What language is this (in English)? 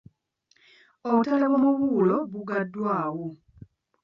Ganda